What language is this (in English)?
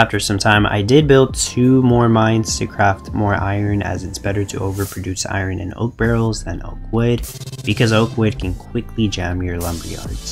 English